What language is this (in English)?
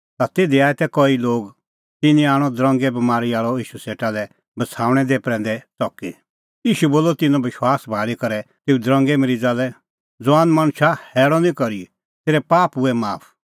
Kullu Pahari